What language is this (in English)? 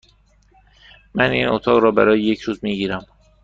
Persian